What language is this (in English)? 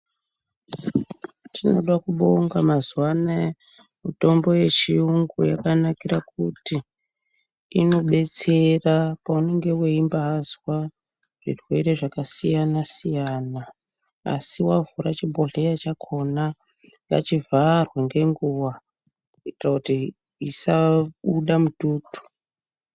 Ndau